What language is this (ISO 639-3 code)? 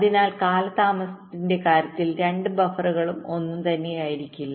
mal